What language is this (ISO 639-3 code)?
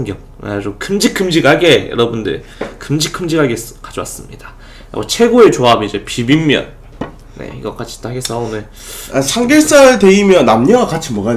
kor